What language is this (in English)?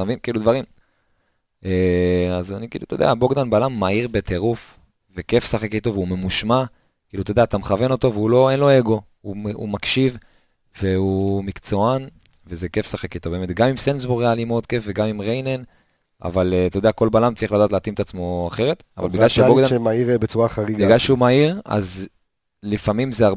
Hebrew